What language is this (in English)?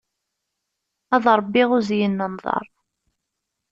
Kabyle